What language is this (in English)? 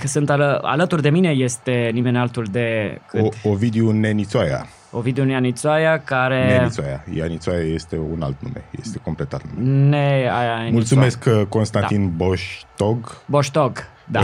Romanian